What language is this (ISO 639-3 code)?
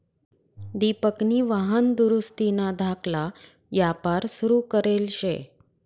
mar